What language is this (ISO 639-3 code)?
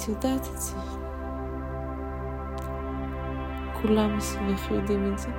heb